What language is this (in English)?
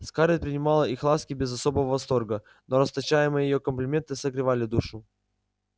Russian